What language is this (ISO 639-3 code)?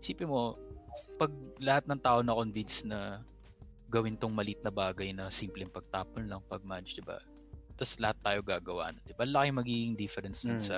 fil